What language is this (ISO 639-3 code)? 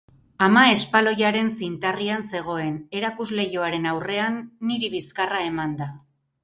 eus